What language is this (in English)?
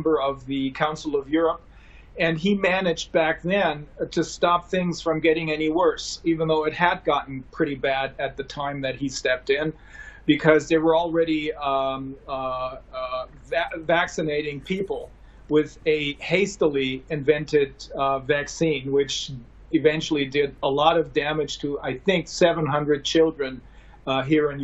Greek